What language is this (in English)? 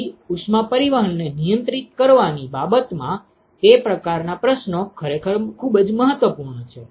Gujarati